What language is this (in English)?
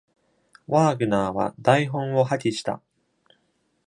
Japanese